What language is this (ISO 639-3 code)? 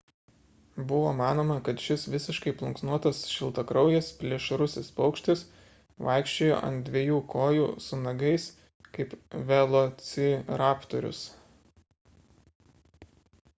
lit